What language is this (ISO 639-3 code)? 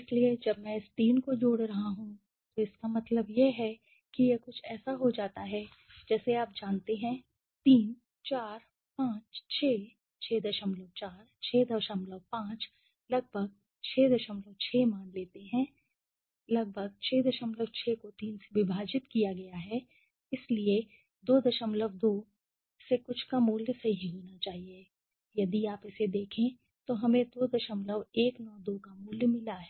hin